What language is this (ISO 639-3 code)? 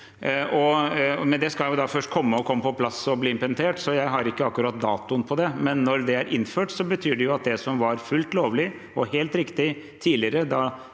nor